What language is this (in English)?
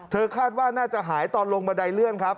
Thai